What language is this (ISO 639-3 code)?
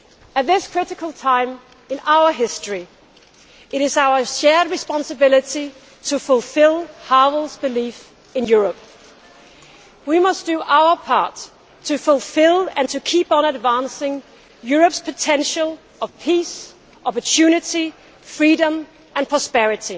eng